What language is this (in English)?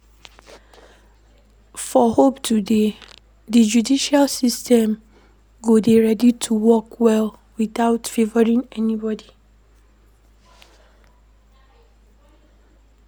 Nigerian Pidgin